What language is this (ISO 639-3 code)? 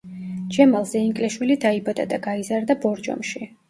kat